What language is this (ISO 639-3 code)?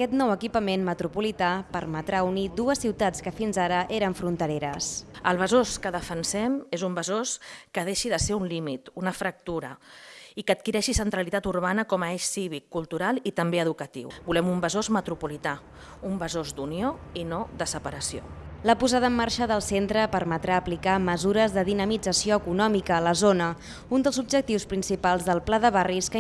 spa